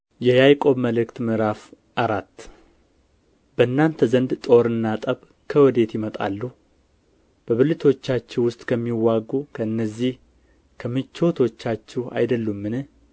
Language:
Amharic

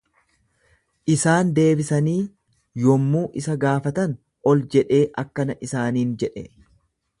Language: Oromo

